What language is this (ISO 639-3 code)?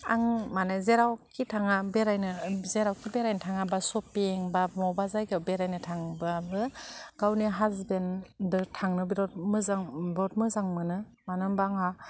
brx